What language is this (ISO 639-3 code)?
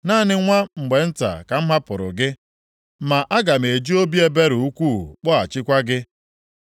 ibo